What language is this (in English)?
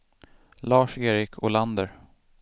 Swedish